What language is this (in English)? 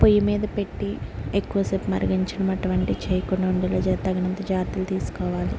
Telugu